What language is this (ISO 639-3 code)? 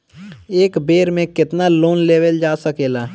bho